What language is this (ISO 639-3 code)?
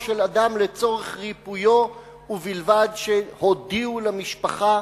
heb